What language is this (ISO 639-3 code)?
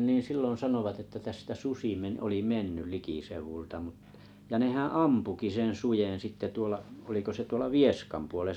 fin